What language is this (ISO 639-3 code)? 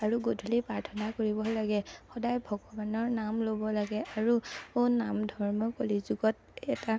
asm